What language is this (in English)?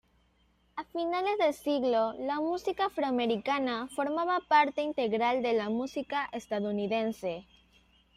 Spanish